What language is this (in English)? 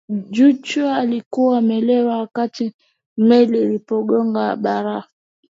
Swahili